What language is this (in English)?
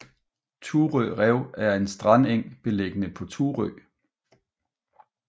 Danish